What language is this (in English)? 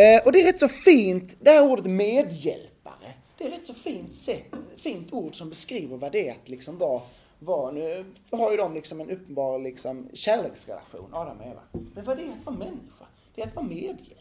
Swedish